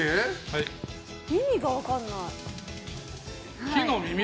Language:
Japanese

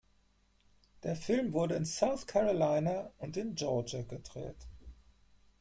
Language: German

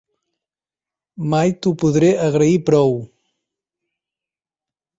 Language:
Catalan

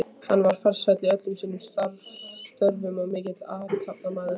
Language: Icelandic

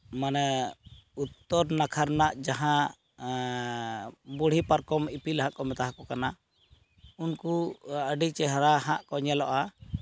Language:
Santali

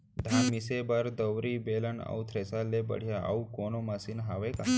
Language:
Chhattisgarhi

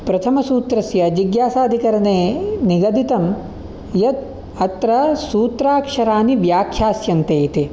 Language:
Sanskrit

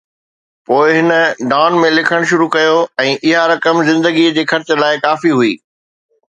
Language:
Sindhi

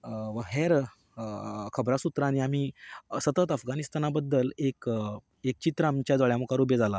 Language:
Konkani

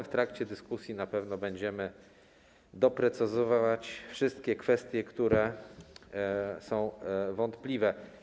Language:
Polish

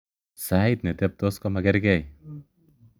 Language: Kalenjin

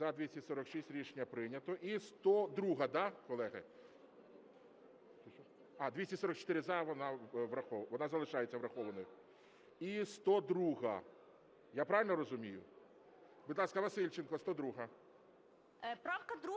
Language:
Ukrainian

